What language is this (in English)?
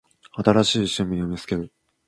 Japanese